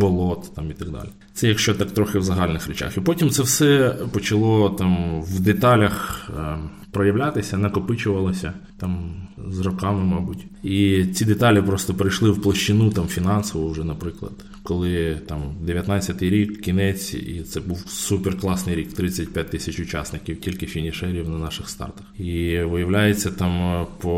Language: Ukrainian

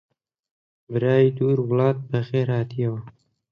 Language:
Central Kurdish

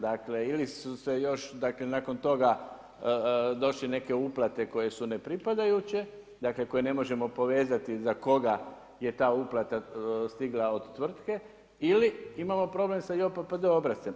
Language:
Croatian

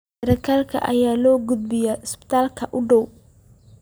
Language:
Somali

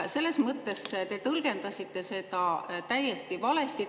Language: Estonian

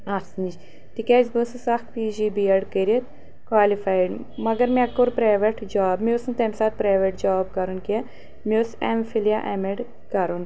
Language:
Kashmiri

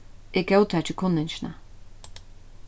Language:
Faroese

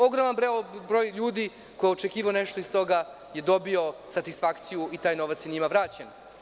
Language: Serbian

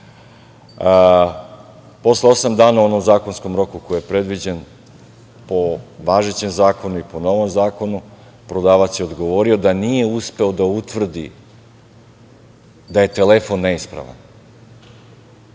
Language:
Serbian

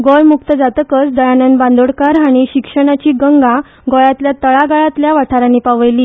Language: Konkani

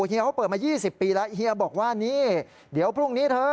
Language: Thai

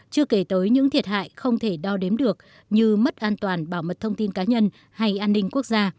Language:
Vietnamese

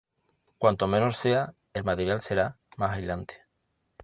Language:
Spanish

